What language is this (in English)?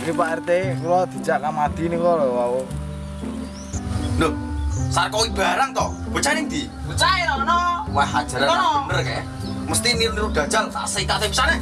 Indonesian